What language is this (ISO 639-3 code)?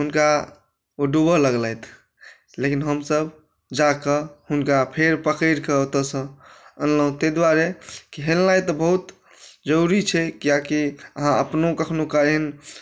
mai